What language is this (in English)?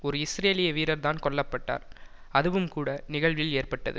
Tamil